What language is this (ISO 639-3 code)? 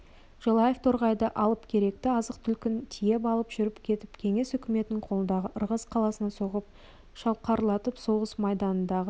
kaz